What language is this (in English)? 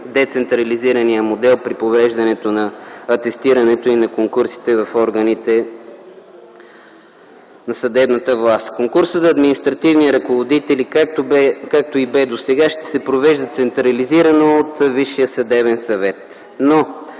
Bulgarian